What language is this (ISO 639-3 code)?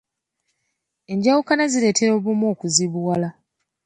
lug